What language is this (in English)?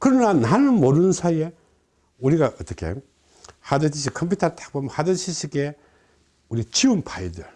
Korean